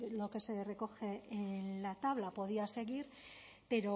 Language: Spanish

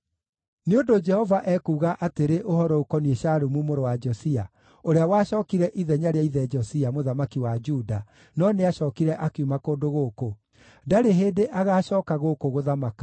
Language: Kikuyu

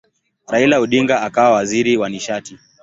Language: Swahili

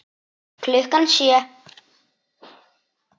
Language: Icelandic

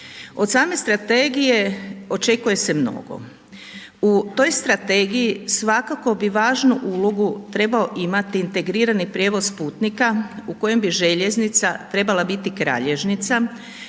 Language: Croatian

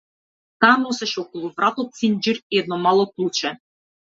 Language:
Macedonian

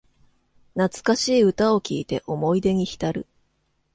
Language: Japanese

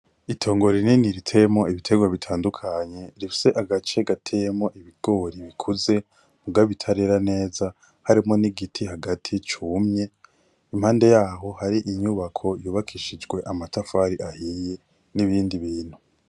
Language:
Rundi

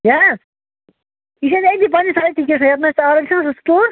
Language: Kashmiri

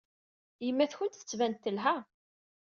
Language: Kabyle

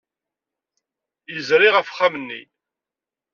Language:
Kabyle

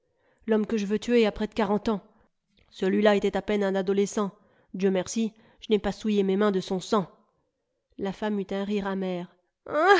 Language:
French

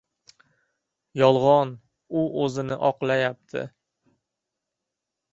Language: Uzbek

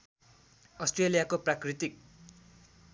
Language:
Nepali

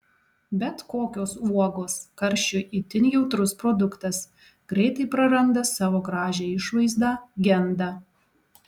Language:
Lithuanian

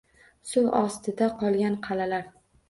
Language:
Uzbek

